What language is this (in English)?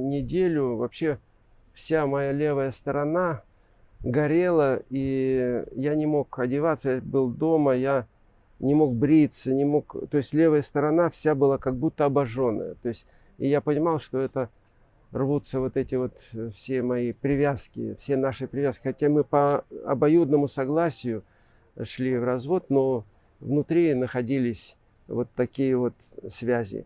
Russian